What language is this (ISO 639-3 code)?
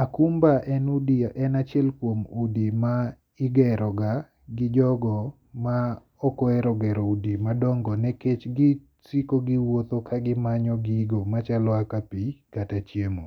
luo